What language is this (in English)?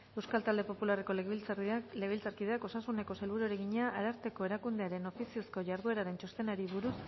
Basque